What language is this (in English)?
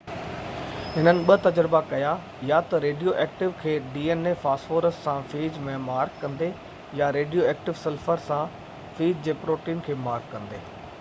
Sindhi